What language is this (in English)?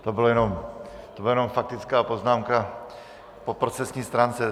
Czech